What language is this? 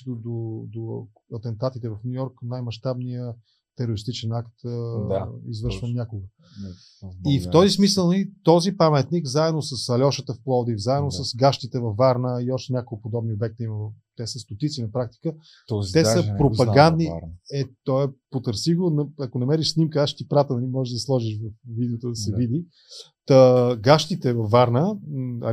Bulgarian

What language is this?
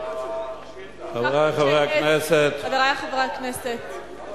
Hebrew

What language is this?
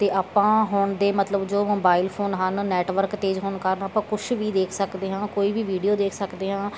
Punjabi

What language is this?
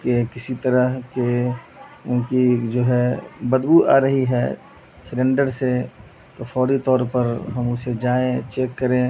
Urdu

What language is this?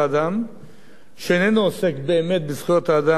Hebrew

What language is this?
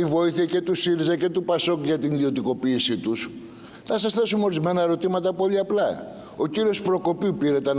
Greek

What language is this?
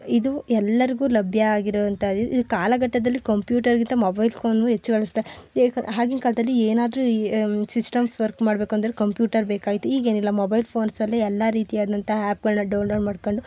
Kannada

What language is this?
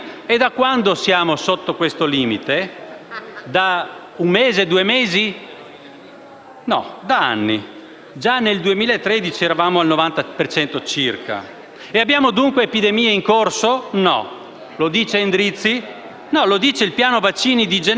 Italian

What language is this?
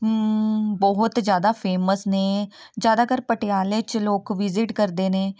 Punjabi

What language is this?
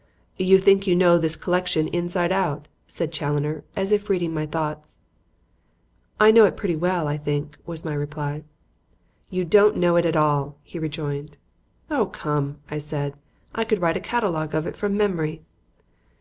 English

